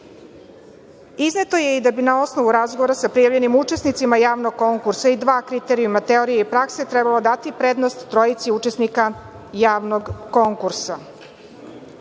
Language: Serbian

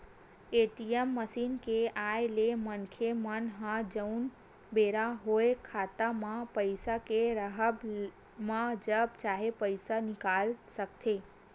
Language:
Chhattisgarhi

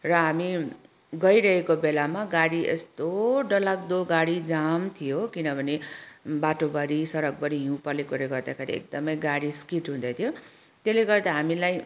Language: Nepali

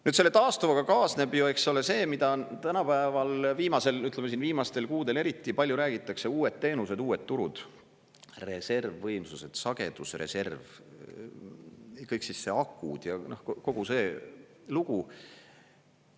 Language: Estonian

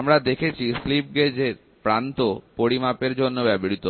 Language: Bangla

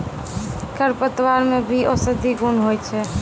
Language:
Maithili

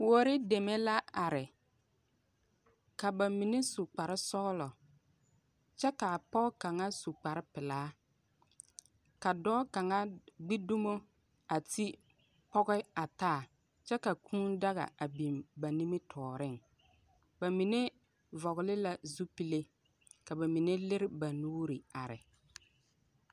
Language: Southern Dagaare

